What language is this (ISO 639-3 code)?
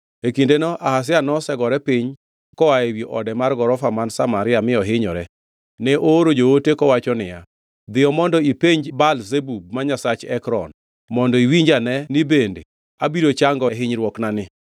luo